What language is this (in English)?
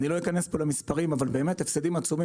Hebrew